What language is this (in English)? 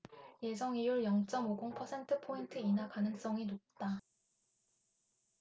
Korean